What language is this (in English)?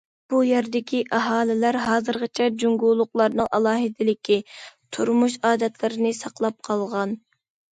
Uyghur